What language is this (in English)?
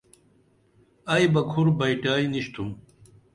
Dameli